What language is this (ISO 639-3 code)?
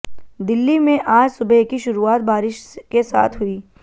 hin